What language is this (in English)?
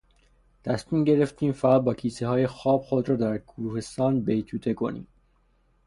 Persian